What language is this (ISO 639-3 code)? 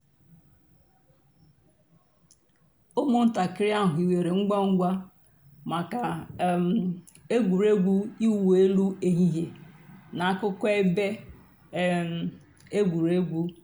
ibo